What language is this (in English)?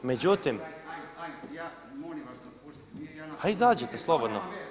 Croatian